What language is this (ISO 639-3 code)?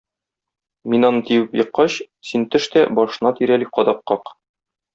tat